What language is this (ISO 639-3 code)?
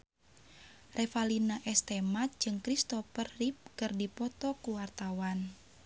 sun